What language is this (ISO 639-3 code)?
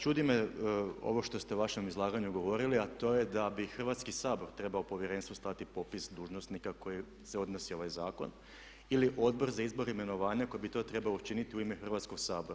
hrv